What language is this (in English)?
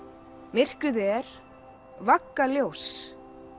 Icelandic